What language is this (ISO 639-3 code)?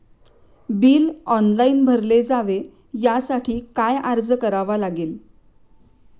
mar